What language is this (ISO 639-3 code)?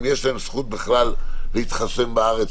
heb